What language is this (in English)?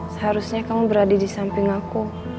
Indonesian